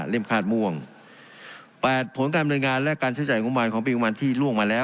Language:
Thai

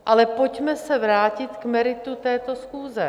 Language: Czech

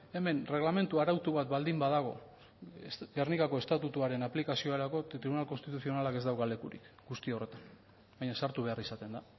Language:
Basque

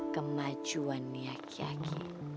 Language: Indonesian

